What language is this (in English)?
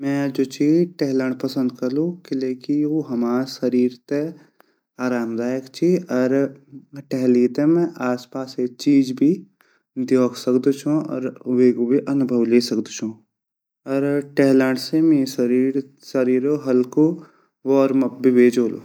Garhwali